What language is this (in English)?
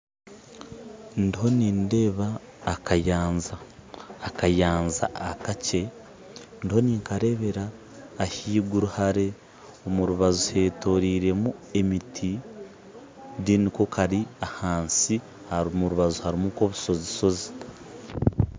Nyankole